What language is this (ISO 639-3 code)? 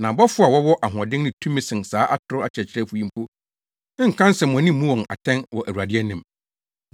aka